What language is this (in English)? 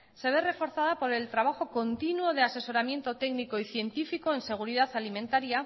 Spanish